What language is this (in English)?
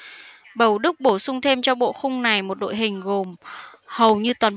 Vietnamese